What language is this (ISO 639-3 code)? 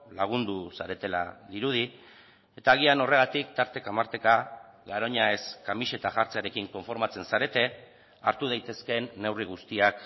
eus